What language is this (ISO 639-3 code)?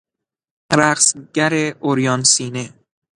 fas